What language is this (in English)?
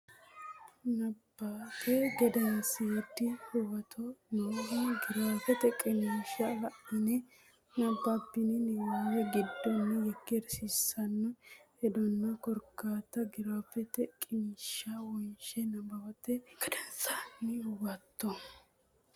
Sidamo